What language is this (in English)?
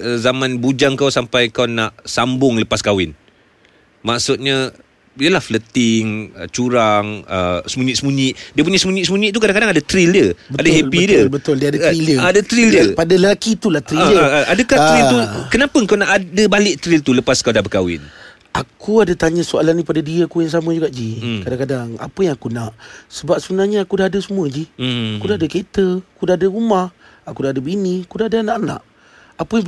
Malay